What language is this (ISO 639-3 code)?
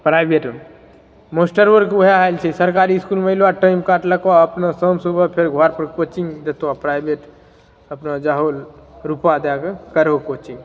mai